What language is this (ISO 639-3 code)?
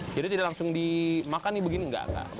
ind